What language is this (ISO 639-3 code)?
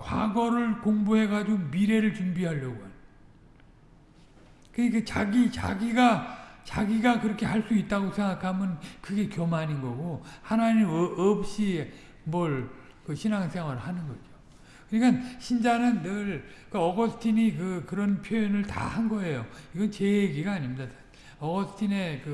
kor